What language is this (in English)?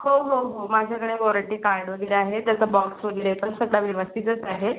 Marathi